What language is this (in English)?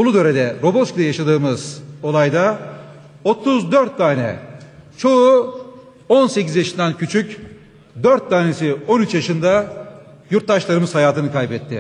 Turkish